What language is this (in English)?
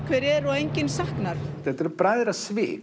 Icelandic